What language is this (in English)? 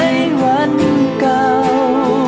Thai